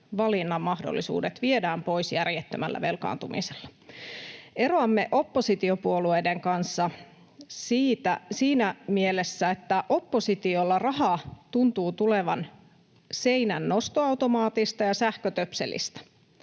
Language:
Finnish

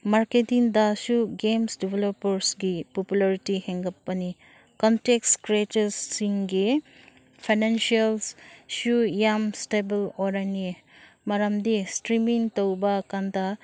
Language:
Manipuri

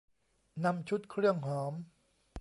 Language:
Thai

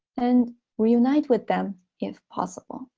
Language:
English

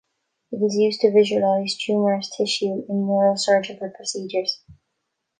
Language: English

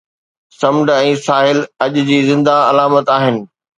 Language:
Sindhi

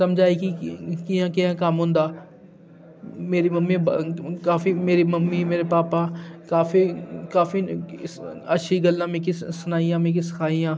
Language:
Dogri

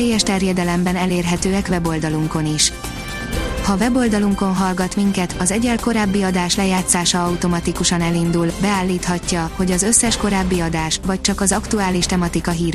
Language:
Hungarian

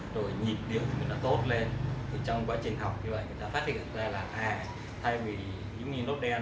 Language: Vietnamese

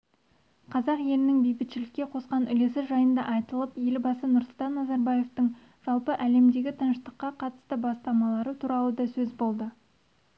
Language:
Kazakh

